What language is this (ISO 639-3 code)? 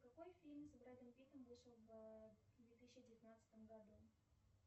rus